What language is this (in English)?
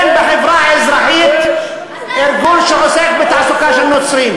Hebrew